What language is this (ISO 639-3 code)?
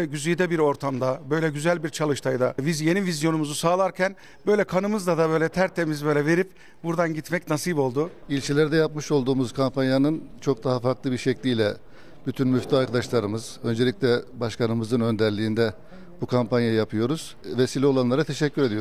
tur